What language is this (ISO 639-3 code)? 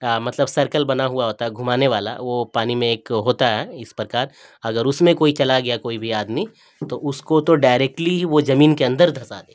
urd